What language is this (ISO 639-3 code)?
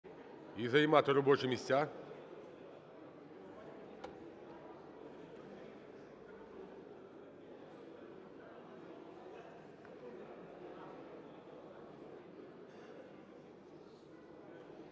ukr